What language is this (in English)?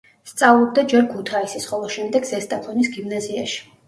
Georgian